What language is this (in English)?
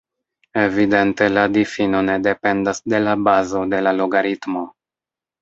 Esperanto